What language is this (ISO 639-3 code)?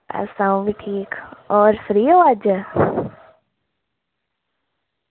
doi